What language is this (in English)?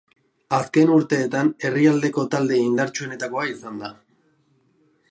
Basque